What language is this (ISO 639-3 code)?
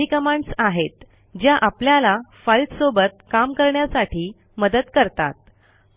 mar